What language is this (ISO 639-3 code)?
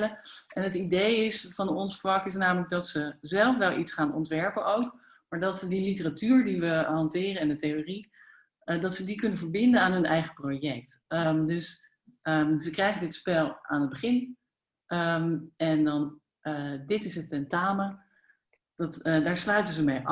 nld